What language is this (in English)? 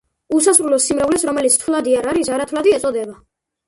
Georgian